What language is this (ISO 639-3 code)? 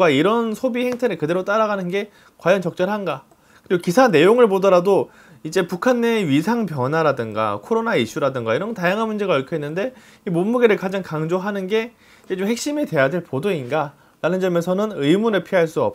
kor